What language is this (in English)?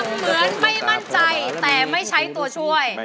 Thai